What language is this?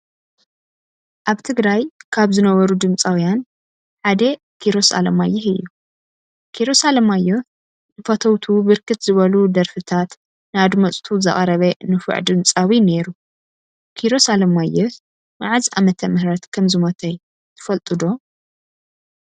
Tigrinya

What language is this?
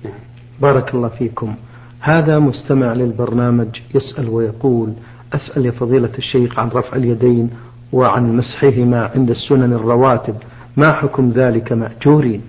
Arabic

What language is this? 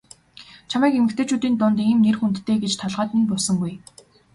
Mongolian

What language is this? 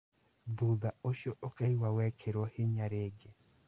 Kikuyu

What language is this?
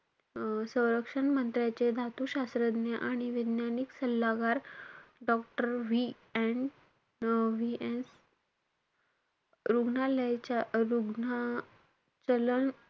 Marathi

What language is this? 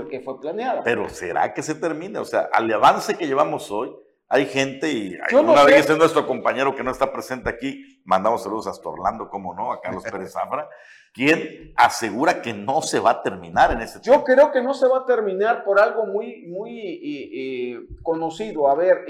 Spanish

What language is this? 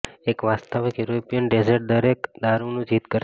Gujarati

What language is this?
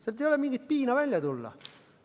Estonian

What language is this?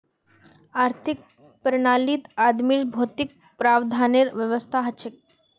Magahi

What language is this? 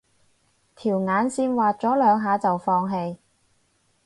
Cantonese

